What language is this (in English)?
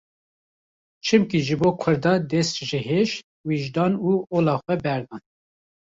Kurdish